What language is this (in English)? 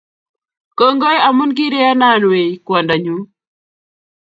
Kalenjin